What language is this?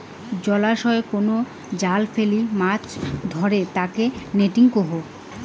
Bangla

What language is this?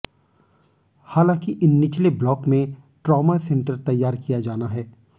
Hindi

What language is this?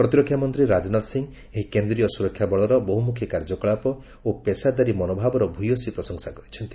Odia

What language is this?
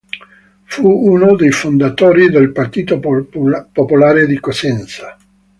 Italian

